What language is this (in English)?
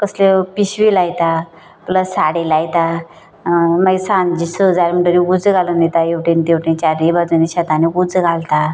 Konkani